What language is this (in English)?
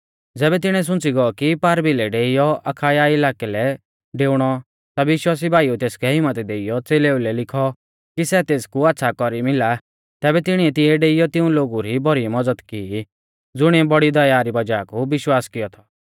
Mahasu Pahari